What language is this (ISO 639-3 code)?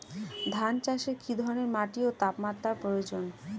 ben